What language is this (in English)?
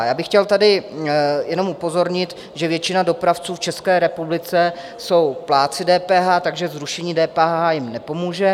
Czech